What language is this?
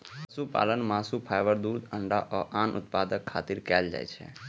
Maithili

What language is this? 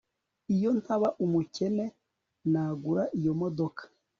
Kinyarwanda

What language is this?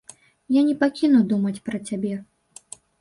Belarusian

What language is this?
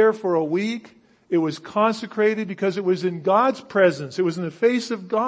English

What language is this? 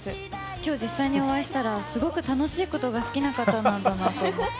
Japanese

